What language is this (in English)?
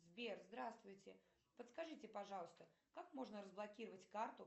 Russian